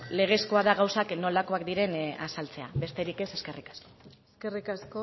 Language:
Basque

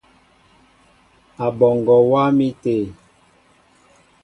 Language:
Mbo (Cameroon)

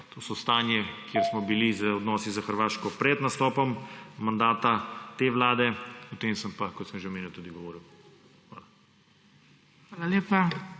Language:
Slovenian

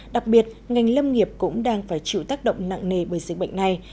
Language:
Vietnamese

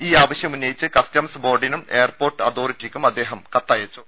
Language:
Malayalam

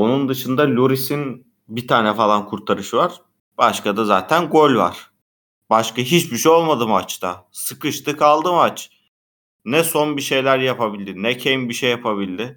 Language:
Turkish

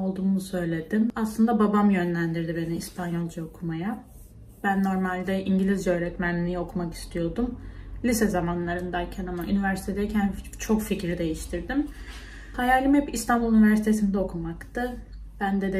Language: Turkish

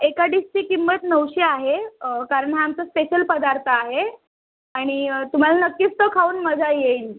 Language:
Marathi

